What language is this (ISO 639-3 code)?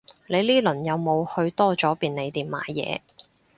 yue